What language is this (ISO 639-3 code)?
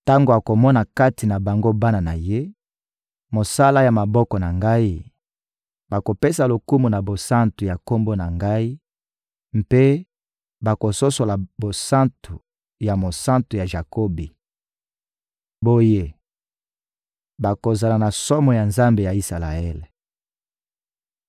lin